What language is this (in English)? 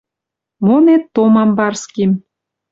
Western Mari